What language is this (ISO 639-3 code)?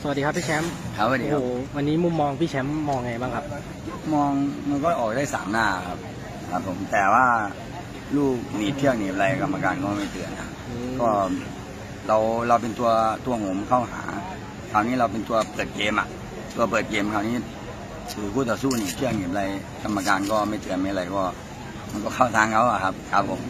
tha